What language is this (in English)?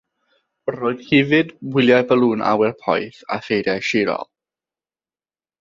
Welsh